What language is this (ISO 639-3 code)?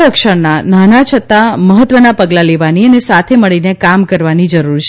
guj